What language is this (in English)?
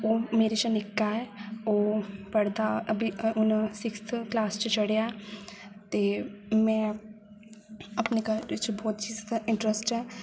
Dogri